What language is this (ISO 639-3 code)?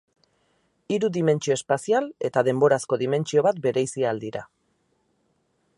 eus